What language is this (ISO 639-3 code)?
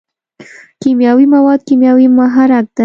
pus